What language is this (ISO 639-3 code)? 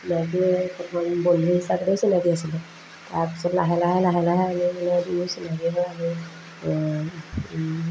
asm